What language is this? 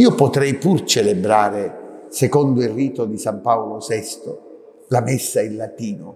Italian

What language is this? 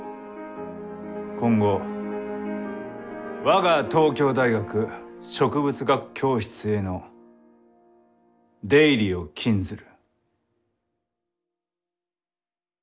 Japanese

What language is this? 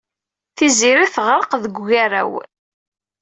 Kabyle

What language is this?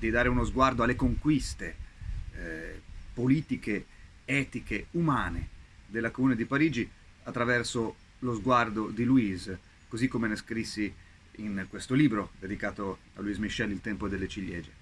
Italian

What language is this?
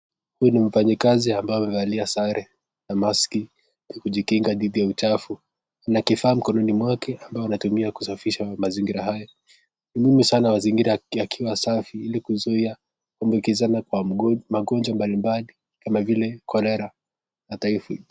Swahili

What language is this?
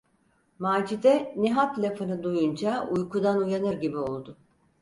Turkish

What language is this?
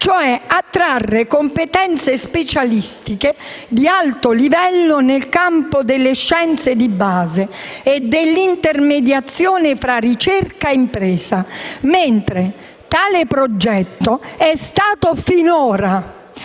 Italian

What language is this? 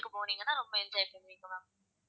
Tamil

